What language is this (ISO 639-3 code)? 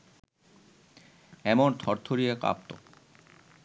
ben